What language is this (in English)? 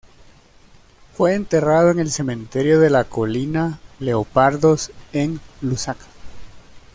Spanish